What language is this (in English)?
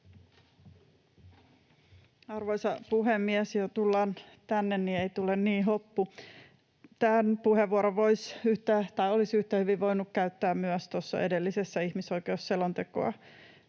Finnish